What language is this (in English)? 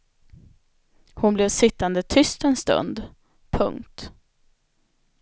Swedish